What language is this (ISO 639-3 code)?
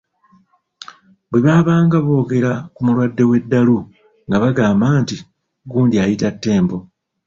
lug